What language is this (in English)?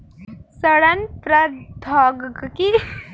Bhojpuri